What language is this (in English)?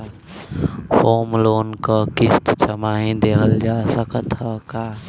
Bhojpuri